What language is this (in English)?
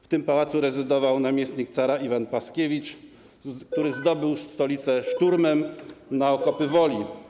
Polish